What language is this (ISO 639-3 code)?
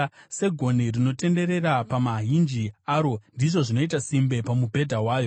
sna